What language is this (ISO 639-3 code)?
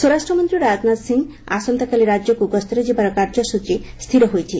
ori